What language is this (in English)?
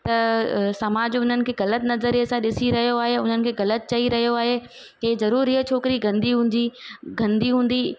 Sindhi